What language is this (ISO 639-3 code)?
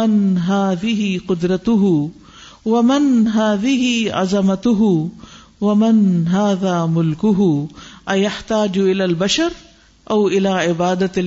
urd